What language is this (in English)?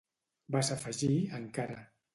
Catalan